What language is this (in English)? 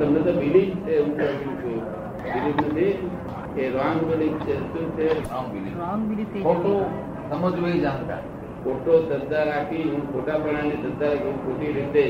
Gujarati